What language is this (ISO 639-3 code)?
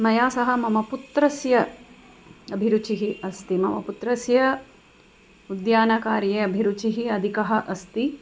san